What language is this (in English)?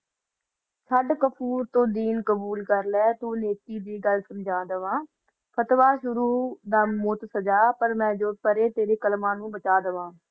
Punjabi